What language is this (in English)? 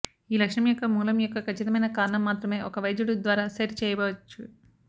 Telugu